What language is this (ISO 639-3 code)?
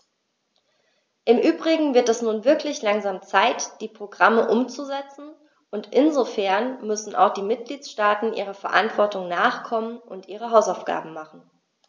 deu